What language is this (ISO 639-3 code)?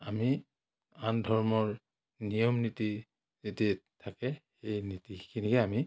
asm